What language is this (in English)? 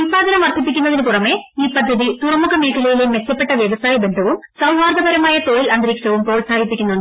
Malayalam